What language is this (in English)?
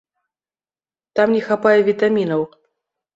Belarusian